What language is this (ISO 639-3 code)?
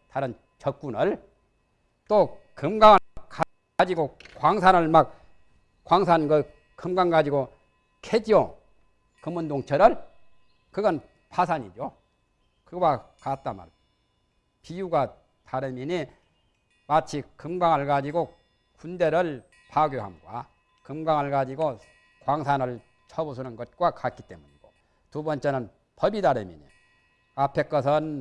kor